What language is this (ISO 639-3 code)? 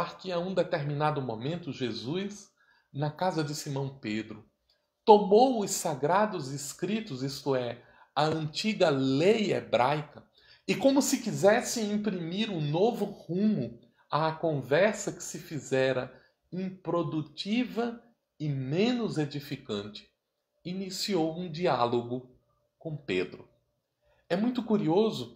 por